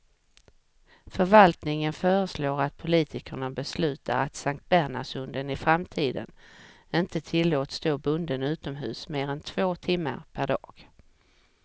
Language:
Swedish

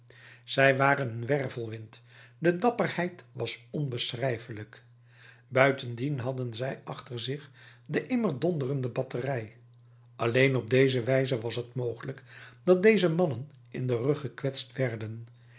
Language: Dutch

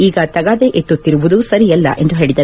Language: Kannada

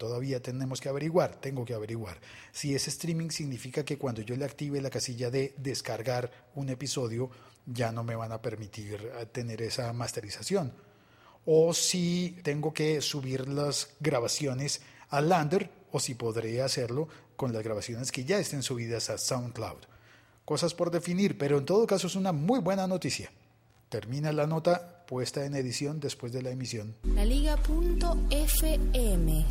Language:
Spanish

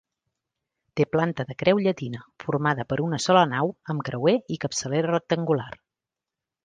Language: Catalan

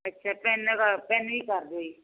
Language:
Punjabi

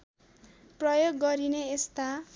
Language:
Nepali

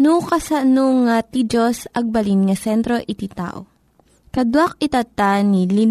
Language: Filipino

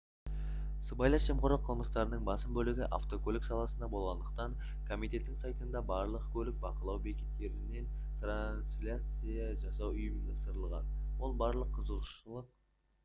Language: Kazakh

